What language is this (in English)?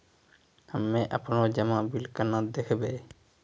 Maithili